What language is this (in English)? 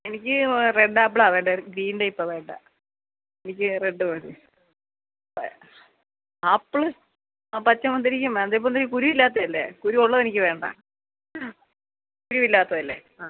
Malayalam